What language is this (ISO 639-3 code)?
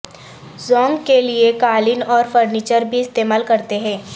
urd